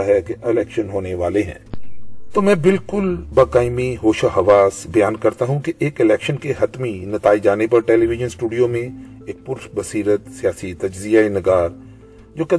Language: Urdu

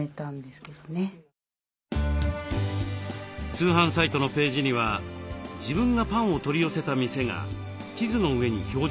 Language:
Japanese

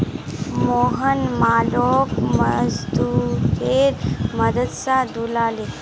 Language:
Magahi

